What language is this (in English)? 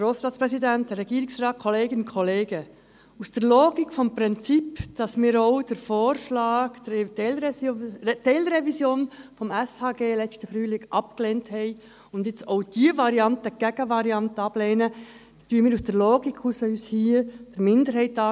Swiss German